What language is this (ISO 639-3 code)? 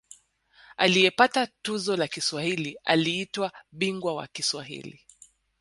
swa